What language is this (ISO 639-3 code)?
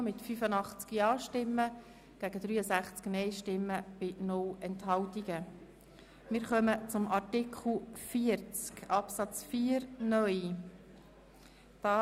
gsw